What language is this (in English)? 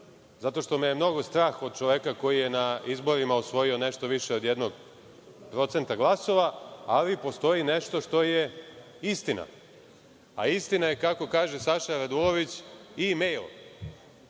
Serbian